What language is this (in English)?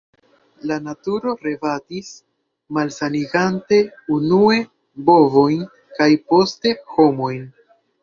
Esperanto